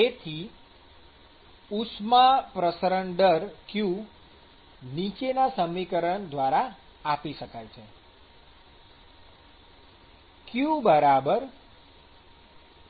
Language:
Gujarati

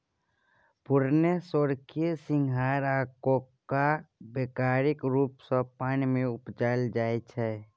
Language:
Maithili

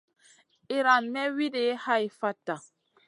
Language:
Masana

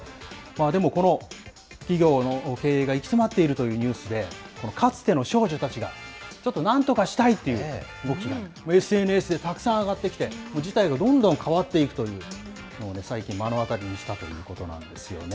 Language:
Japanese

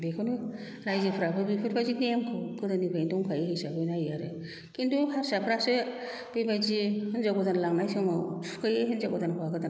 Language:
Bodo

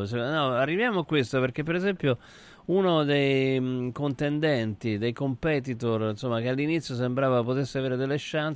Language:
Italian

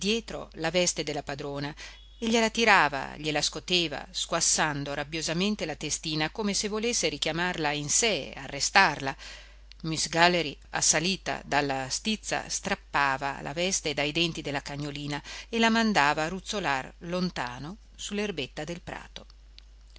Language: Italian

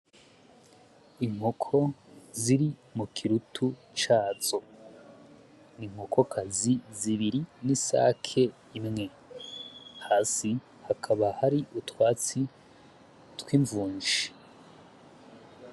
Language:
Rundi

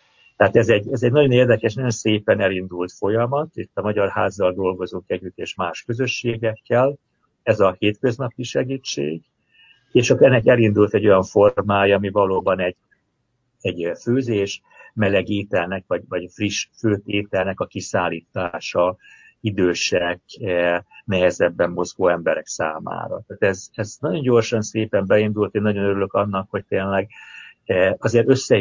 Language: Hungarian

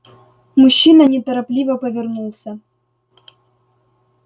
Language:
Russian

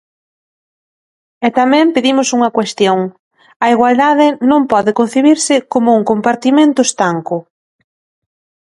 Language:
Galician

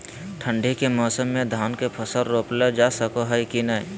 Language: Magahi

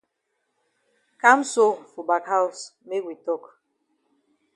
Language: Cameroon Pidgin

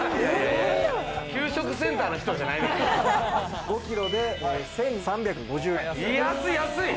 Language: Japanese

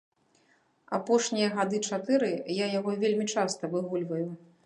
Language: Belarusian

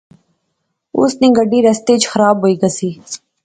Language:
Pahari-Potwari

